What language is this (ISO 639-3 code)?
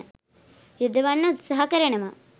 sin